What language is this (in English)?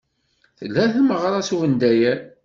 Kabyle